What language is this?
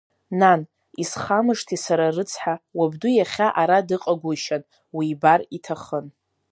Abkhazian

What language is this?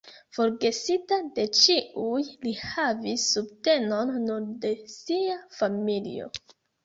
Esperanto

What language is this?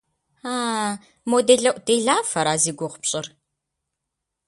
Kabardian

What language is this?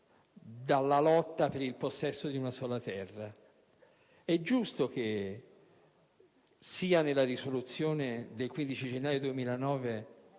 Italian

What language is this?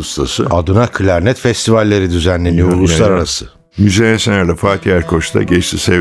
Turkish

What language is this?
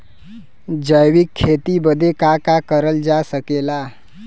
Bhojpuri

